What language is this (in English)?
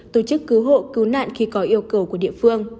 Vietnamese